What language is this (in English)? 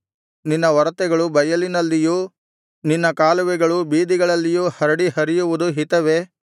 Kannada